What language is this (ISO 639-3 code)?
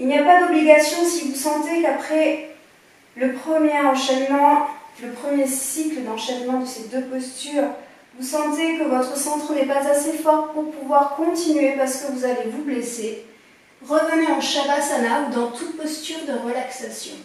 fra